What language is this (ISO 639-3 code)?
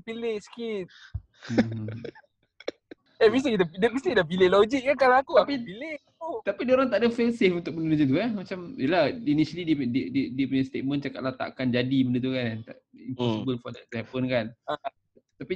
msa